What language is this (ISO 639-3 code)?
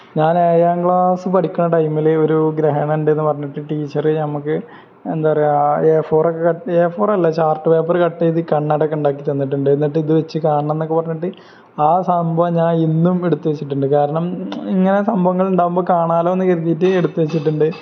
mal